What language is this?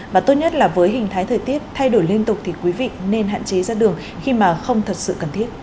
Vietnamese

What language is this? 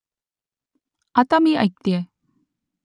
Marathi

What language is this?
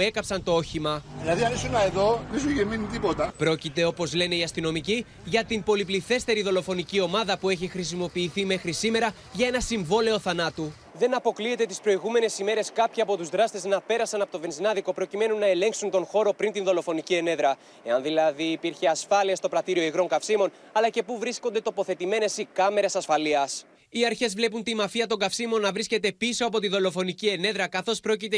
Greek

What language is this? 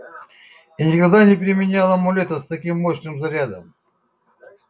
Russian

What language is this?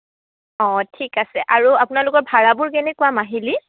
Assamese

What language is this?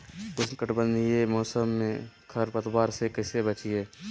Magahi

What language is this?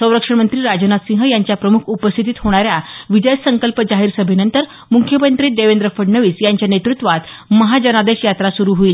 Marathi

